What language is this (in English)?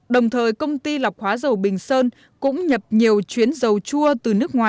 Vietnamese